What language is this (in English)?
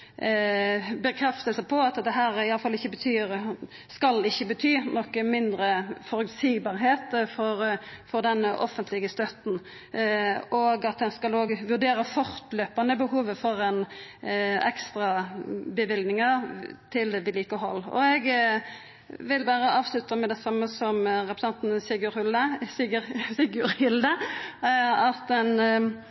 Norwegian Nynorsk